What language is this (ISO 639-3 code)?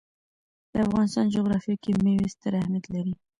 pus